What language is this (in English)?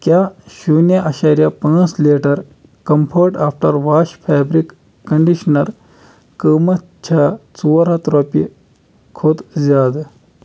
Kashmiri